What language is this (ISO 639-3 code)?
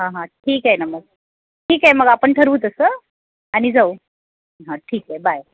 mar